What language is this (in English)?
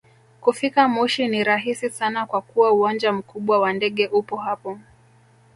Swahili